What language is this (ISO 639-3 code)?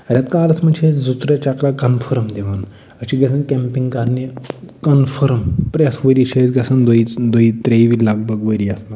kas